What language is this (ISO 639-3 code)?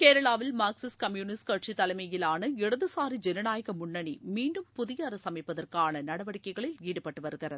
tam